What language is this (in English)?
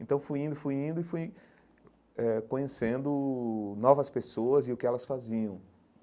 Portuguese